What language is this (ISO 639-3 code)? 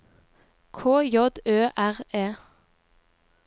nor